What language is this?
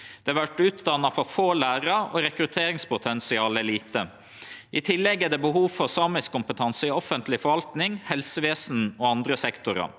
Norwegian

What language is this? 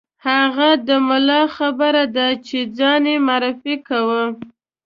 Pashto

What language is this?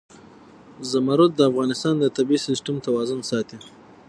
Pashto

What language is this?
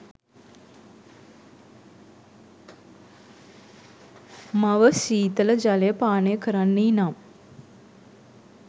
Sinhala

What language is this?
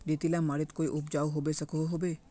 Magahi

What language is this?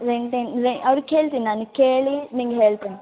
Kannada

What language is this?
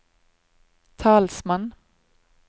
Norwegian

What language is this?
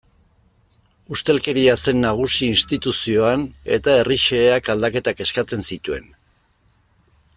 Basque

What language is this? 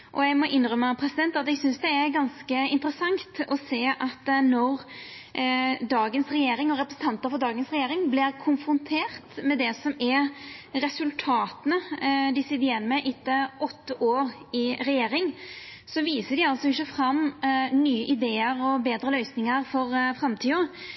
Norwegian Nynorsk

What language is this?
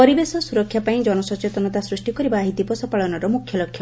Odia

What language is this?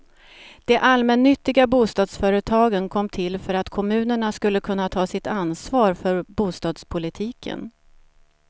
Swedish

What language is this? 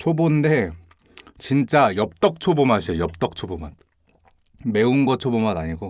Korean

